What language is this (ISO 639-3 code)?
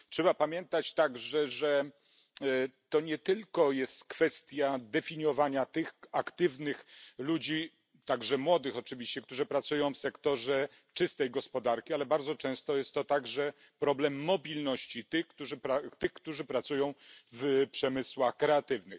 pol